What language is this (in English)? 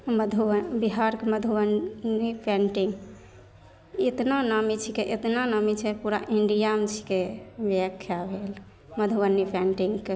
Maithili